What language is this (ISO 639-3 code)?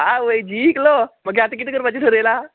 kok